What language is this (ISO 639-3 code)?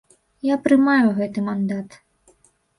bel